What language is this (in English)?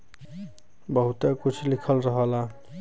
Bhojpuri